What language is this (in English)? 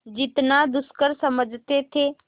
Hindi